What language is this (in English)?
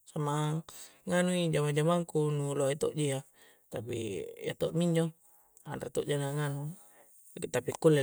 Coastal Konjo